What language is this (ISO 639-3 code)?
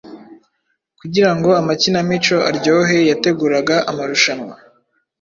kin